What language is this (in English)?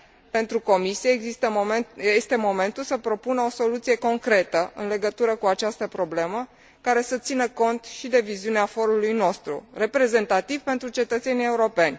Romanian